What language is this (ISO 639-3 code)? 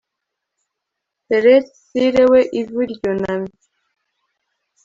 kin